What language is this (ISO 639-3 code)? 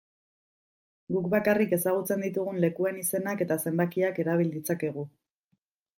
eus